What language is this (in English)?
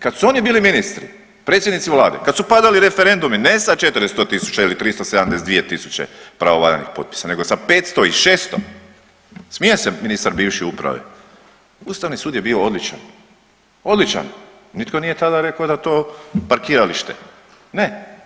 Croatian